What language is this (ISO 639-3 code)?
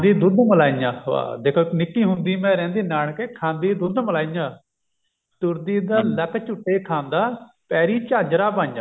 pan